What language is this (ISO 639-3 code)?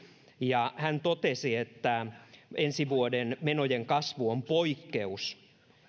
fin